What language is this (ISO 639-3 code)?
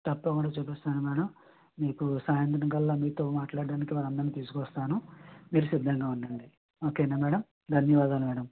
tel